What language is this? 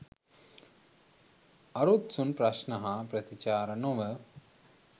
Sinhala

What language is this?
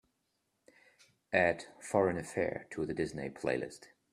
English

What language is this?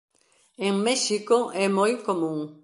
Galician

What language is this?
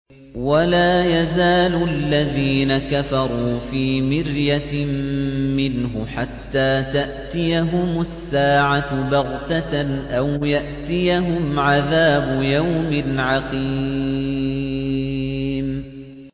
Arabic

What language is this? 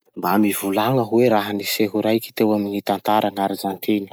Masikoro Malagasy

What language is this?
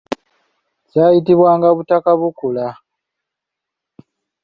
Ganda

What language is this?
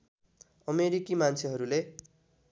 Nepali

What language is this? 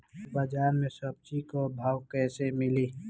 Bhojpuri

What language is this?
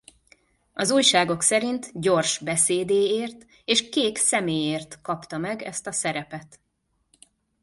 Hungarian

